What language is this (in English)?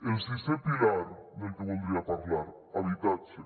Catalan